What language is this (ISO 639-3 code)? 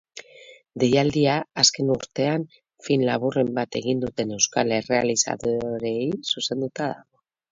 eus